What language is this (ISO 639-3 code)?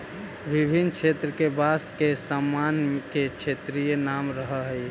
mag